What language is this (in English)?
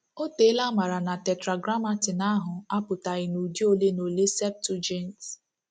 Igbo